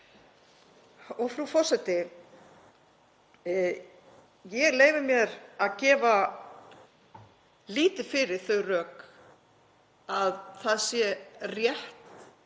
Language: Icelandic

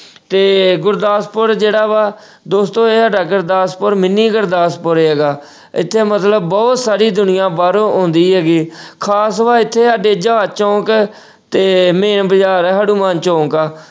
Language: Punjabi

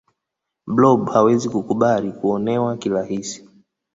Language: Swahili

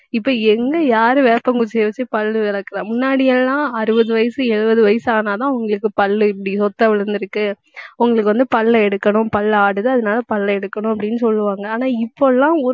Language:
Tamil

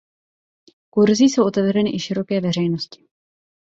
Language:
Czech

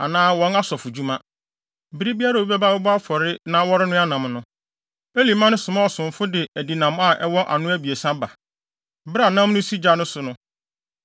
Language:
Akan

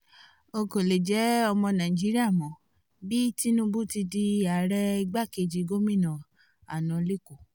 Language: Yoruba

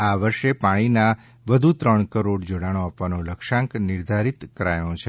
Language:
Gujarati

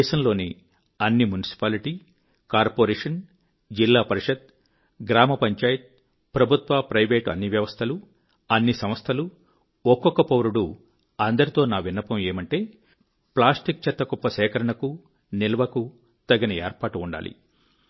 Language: Telugu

